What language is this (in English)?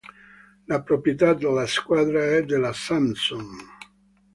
Italian